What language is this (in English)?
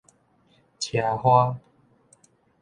Min Nan Chinese